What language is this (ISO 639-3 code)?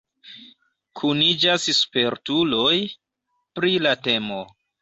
epo